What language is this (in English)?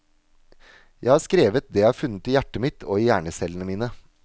Norwegian